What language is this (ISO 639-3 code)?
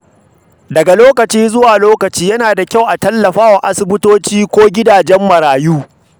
hau